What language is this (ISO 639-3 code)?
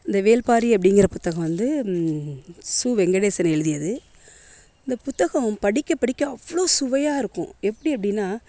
tam